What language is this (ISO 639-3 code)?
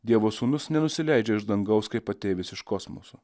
lit